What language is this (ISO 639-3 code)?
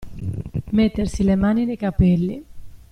ita